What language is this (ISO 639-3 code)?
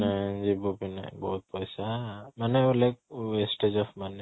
ori